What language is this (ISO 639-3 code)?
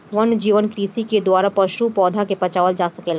bho